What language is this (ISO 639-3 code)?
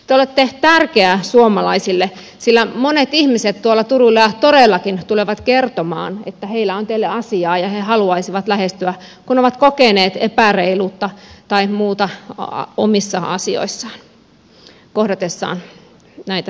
fin